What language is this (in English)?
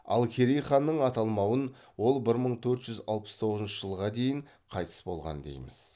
Kazakh